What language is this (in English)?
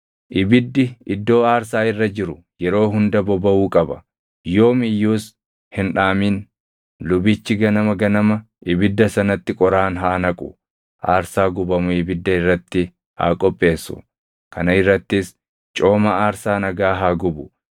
Oromo